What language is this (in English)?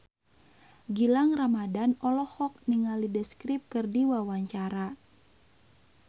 Sundanese